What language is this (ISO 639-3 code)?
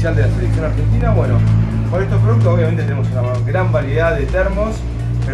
spa